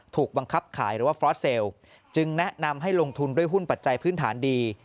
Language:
Thai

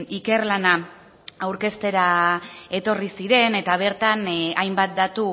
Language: Basque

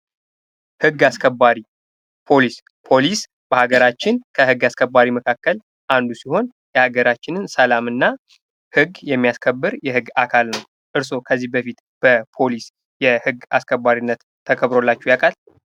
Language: Amharic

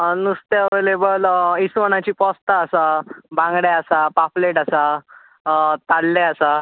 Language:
Konkani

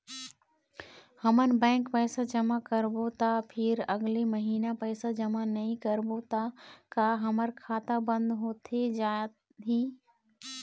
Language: Chhattisgarhi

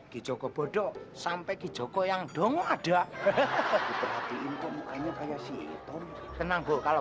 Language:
Indonesian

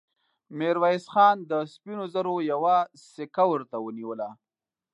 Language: Pashto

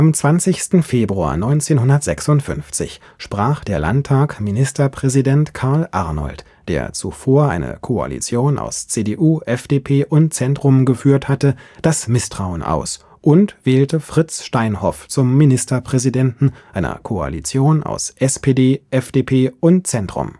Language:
German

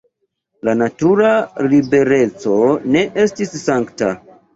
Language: Esperanto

